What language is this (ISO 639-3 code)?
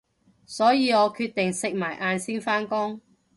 yue